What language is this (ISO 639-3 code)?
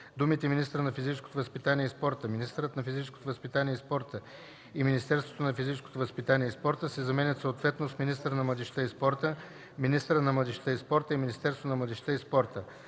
bul